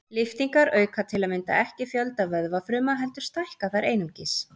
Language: Icelandic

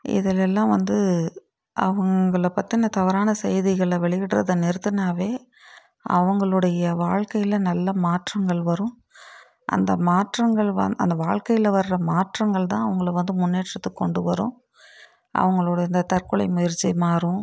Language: Tamil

